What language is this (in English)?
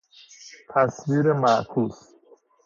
Persian